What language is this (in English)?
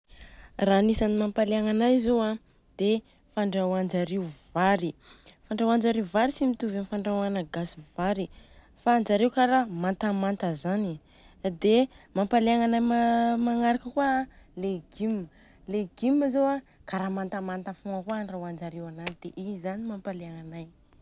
Southern Betsimisaraka Malagasy